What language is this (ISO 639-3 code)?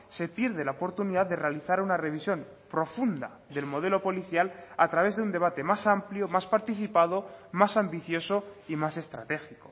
spa